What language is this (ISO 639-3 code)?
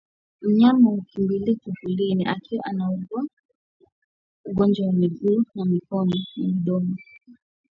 swa